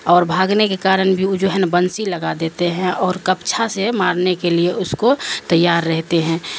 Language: Urdu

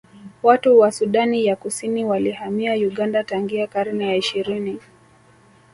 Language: Swahili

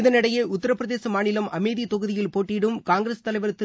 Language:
Tamil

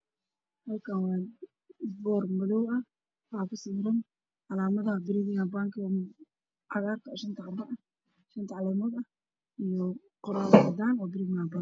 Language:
Somali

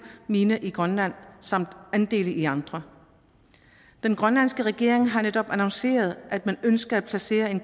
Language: Danish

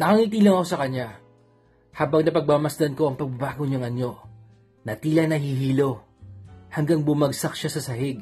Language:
Filipino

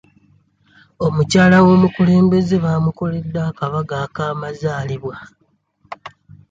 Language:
Ganda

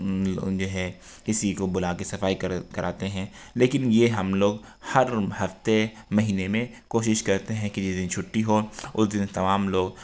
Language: Urdu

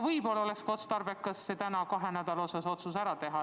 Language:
Estonian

